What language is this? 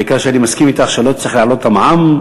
Hebrew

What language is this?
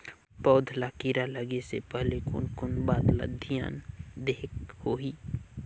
Chhattisgarhi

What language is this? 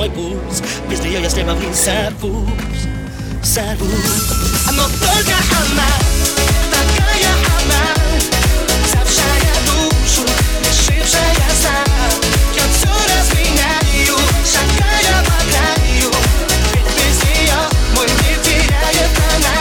Russian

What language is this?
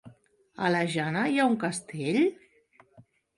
Catalan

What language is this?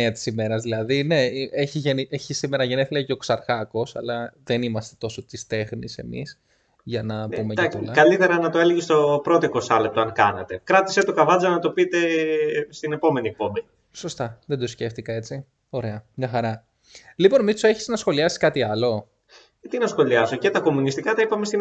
Greek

